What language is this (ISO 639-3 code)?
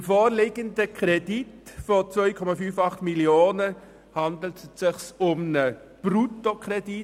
gsw